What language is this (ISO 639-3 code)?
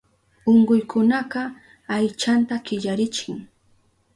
qup